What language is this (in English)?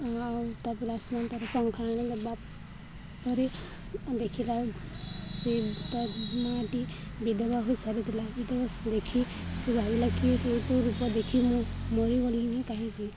Odia